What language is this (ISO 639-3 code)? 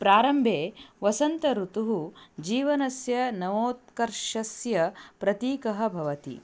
san